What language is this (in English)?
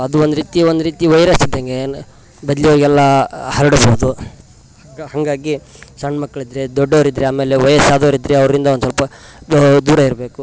Kannada